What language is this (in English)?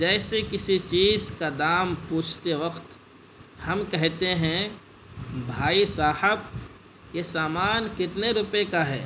Urdu